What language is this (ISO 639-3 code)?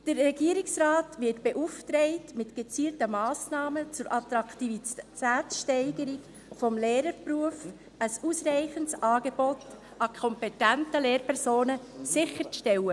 gsw